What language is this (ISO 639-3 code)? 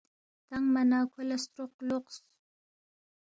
bft